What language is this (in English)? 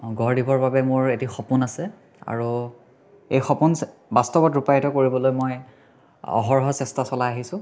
Assamese